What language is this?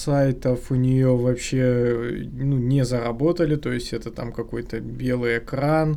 Russian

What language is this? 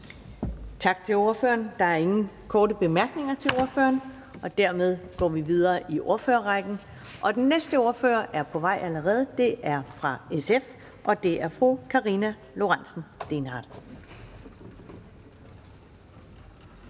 Danish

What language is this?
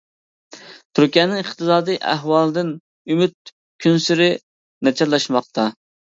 Uyghur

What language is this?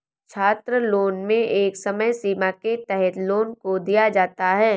Hindi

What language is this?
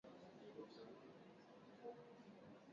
Swahili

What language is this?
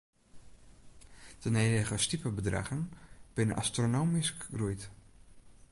Western Frisian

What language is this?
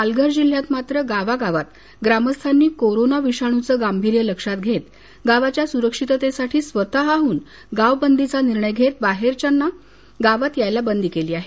Marathi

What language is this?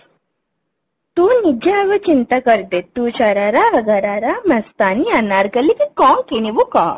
Odia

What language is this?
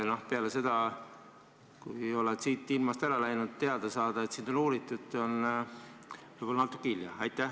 Estonian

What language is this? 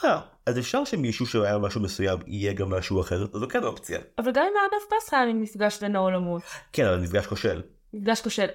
Hebrew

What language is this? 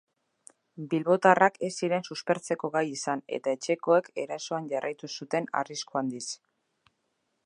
Basque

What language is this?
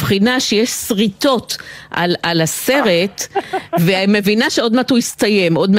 Hebrew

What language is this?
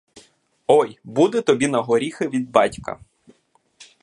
Ukrainian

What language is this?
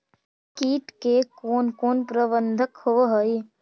Magahi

